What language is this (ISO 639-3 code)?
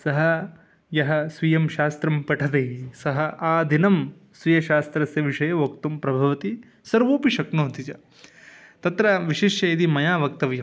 san